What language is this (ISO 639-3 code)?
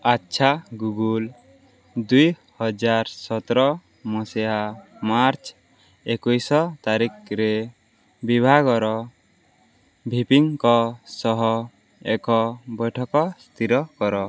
ori